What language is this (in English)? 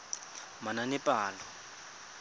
Tswana